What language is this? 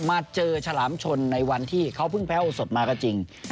Thai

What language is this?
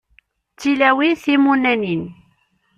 Kabyle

